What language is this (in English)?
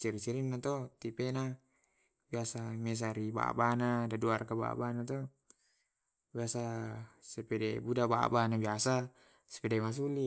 Tae'